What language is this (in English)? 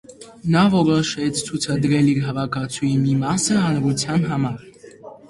Armenian